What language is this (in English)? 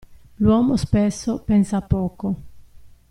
Italian